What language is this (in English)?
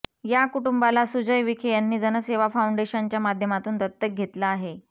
Marathi